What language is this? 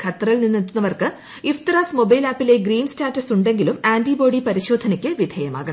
Malayalam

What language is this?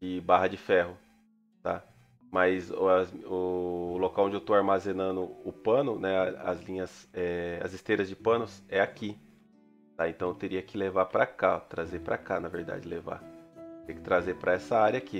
Portuguese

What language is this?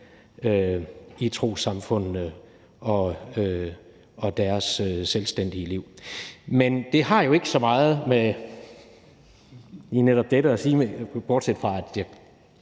Danish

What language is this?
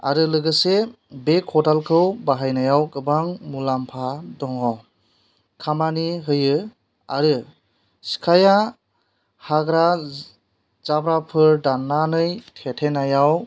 Bodo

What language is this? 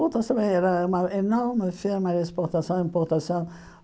Portuguese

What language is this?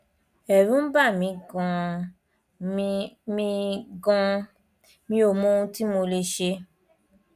Yoruba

